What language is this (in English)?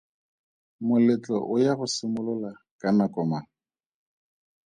Tswana